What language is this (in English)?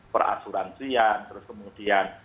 Indonesian